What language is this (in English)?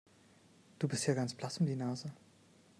German